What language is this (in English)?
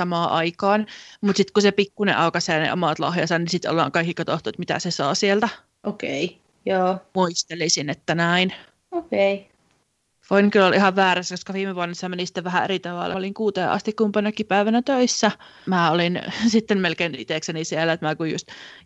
Finnish